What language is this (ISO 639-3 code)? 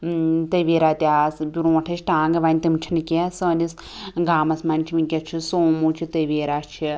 kas